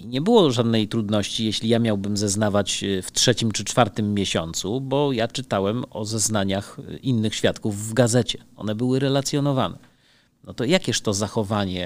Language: Polish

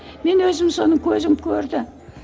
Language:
Kazakh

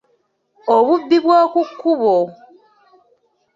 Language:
Ganda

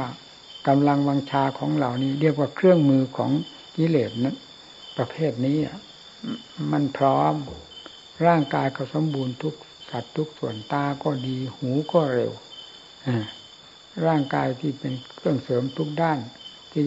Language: Thai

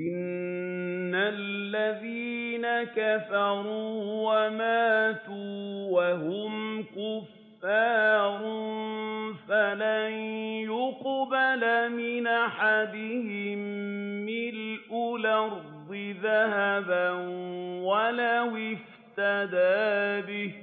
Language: Arabic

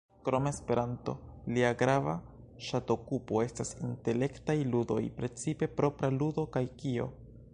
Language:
Esperanto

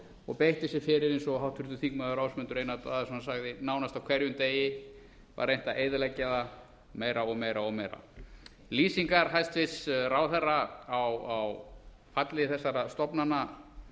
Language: Icelandic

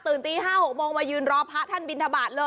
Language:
Thai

